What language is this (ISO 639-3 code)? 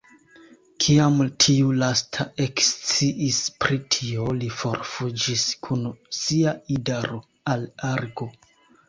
epo